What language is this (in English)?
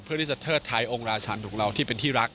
Thai